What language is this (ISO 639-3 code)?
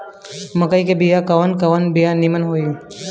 bho